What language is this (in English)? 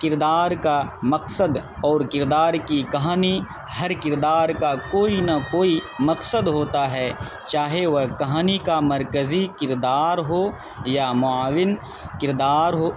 Urdu